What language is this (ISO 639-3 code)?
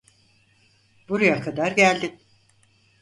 tur